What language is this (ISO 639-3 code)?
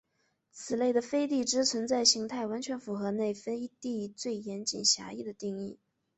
zho